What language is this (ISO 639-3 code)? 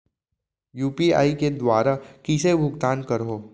hne